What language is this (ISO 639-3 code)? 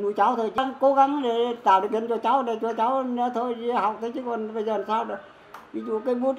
vie